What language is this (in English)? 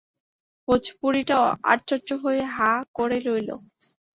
Bangla